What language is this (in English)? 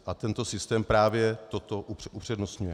Czech